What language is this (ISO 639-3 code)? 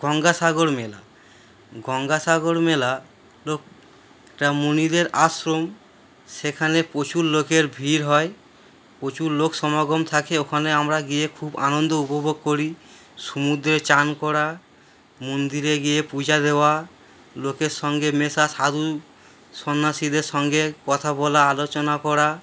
ben